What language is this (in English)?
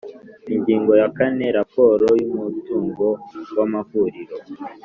Kinyarwanda